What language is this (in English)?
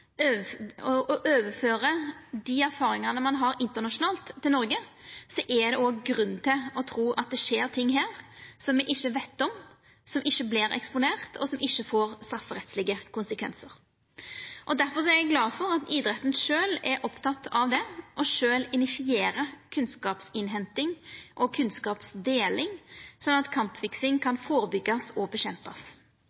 Norwegian Nynorsk